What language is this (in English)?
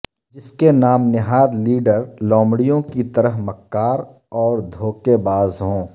Urdu